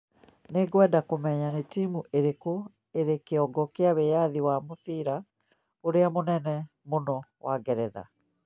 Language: Kikuyu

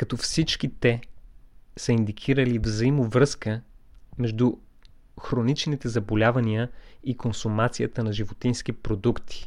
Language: Bulgarian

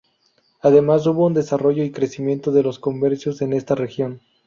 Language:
Spanish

